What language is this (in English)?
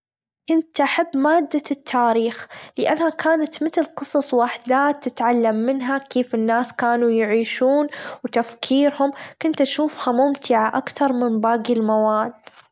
Gulf Arabic